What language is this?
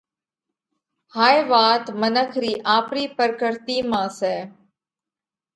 Parkari Koli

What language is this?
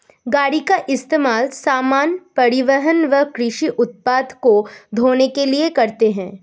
Hindi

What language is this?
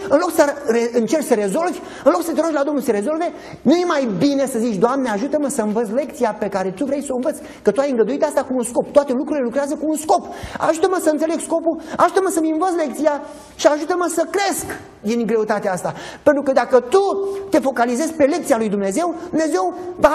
Romanian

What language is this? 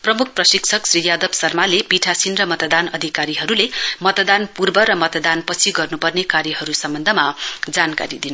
Nepali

